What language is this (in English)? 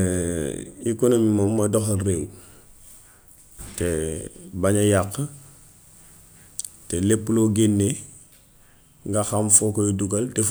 Gambian Wolof